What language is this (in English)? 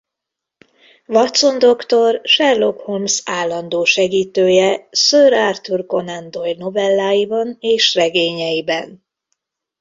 Hungarian